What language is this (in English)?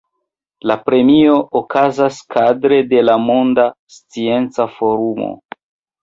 Esperanto